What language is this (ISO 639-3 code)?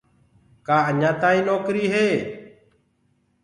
ggg